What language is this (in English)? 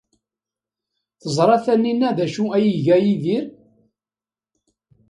Kabyle